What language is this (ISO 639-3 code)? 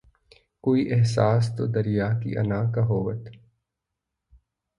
urd